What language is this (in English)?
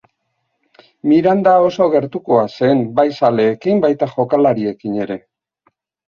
Basque